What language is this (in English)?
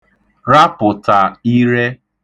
Igbo